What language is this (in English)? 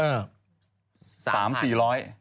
Thai